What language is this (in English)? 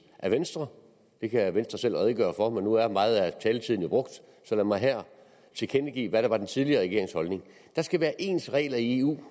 Danish